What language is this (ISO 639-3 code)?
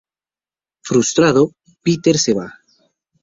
spa